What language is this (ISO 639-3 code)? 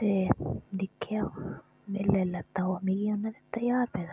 doi